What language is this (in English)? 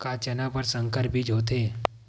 Chhattisgarhi